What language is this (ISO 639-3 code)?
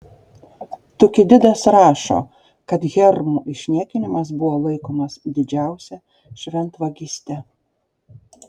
lit